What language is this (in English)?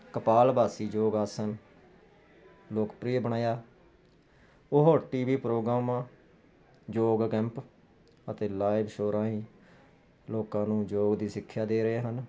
Punjabi